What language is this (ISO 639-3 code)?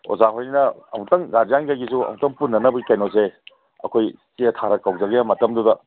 mni